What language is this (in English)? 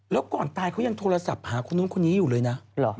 Thai